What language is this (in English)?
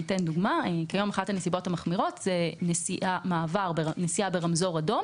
Hebrew